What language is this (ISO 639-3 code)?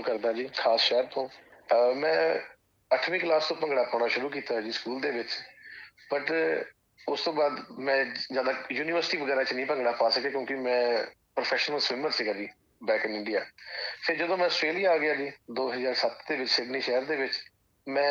pan